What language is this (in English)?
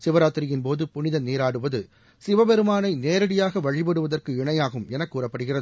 Tamil